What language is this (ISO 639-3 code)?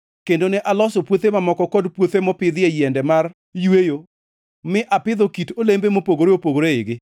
luo